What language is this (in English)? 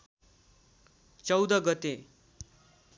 Nepali